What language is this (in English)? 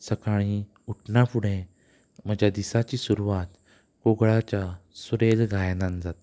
Konkani